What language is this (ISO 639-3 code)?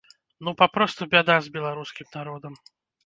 bel